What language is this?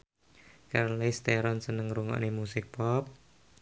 Javanese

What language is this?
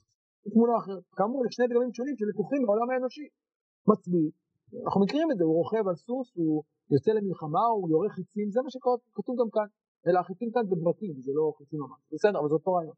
Hebrew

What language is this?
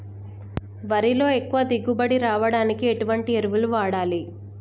Telugu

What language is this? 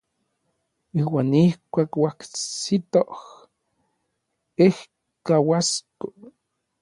Orizaba Nahuatl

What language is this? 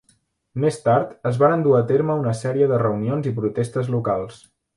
Catalan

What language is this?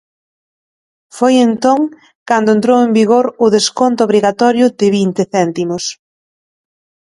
Galician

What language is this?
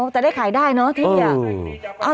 Thai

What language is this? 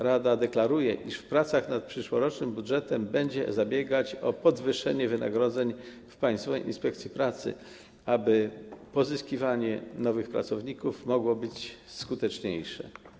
Polish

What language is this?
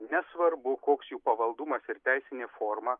Lithuanian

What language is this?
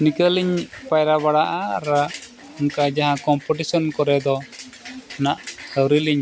Santali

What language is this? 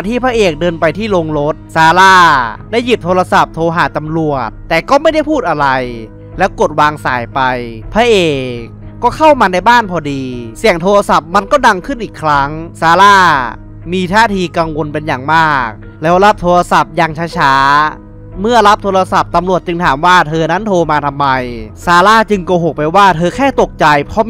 Thai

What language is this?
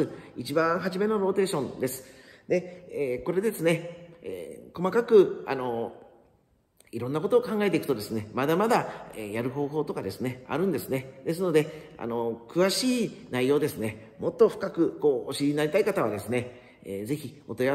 Japanese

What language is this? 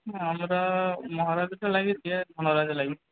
Bangla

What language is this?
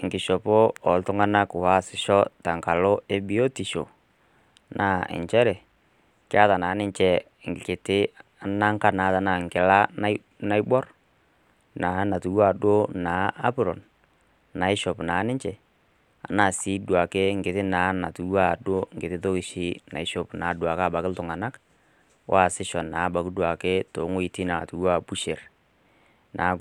Masai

